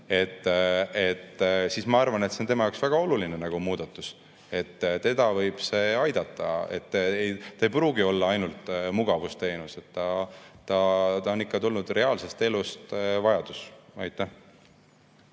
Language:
Estonian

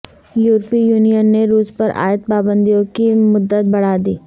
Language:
Urdu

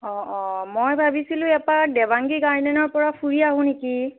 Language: Assamese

